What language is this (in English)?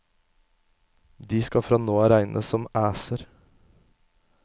Norwegian